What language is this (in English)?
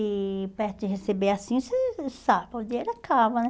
Portuguese